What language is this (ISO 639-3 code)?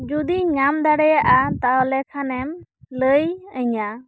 sat